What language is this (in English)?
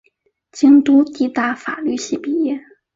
Chinese